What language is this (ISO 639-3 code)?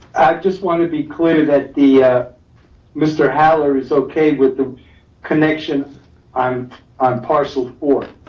eng